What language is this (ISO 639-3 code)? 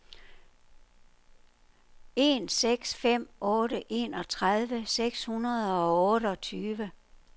dan